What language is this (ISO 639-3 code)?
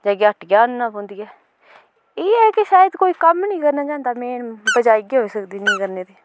doi